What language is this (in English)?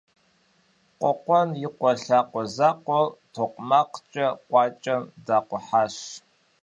Kabardian